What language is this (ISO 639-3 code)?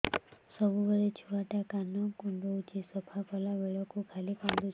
ori